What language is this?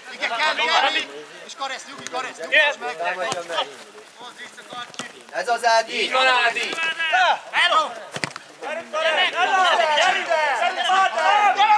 Hungarian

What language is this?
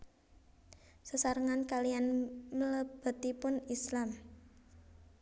Javanese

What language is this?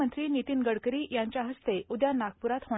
Marathi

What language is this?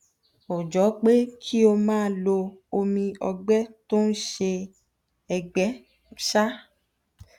Yoruba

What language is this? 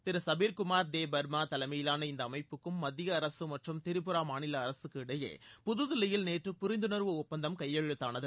Tamil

